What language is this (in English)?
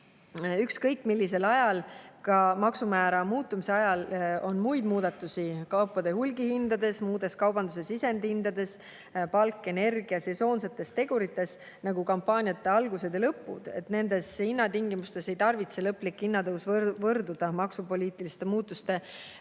Estonian